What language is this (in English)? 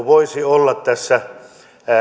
Finnish